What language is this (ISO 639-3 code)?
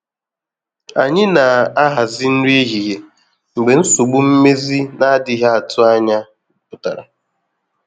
ibo